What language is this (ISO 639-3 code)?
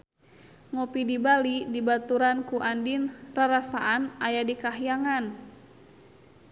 sun